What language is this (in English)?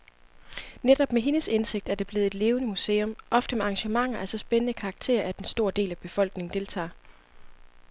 Danish